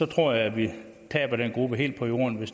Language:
Danish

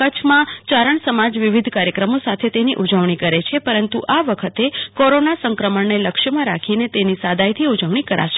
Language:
Gujarati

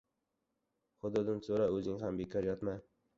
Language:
Uzbek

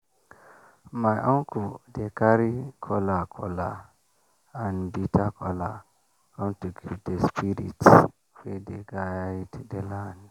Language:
Nigerian Pidgin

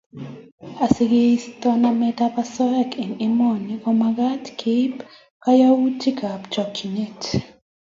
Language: Kalenjin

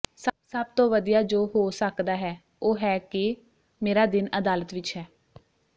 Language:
Punjabi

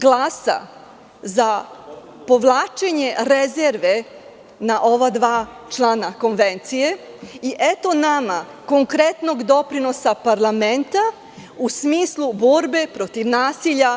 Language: Serbian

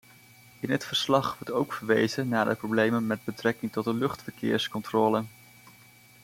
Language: Dutch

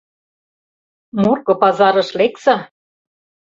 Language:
Mari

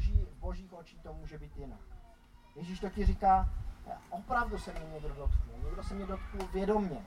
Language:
Czech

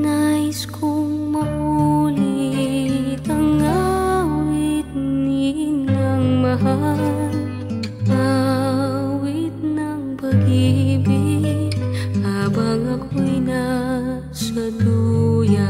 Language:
Indonesian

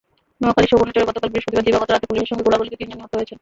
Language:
Bangla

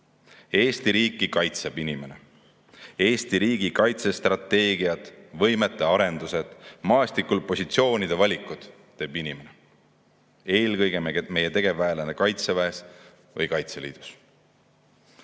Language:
Estonian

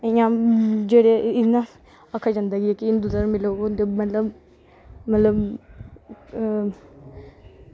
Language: Dogri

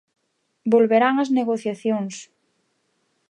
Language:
Galician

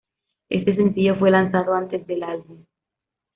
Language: Spanish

